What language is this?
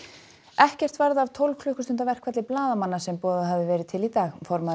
Icelandic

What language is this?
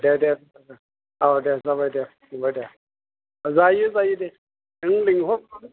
Bodo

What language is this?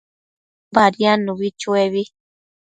Matsés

